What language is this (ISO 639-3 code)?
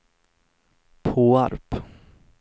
swe